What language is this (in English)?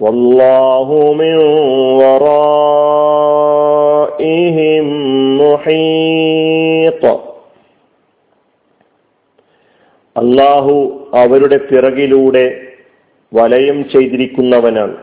Malayalam